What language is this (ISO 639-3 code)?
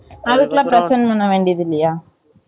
tam